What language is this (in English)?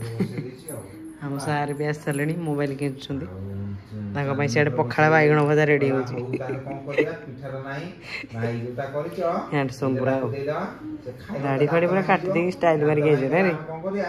Hindi